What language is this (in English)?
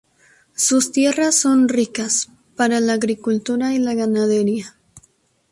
Spanish